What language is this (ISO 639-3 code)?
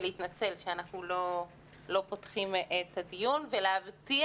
heb